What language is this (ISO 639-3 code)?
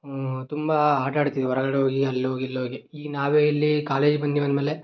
kan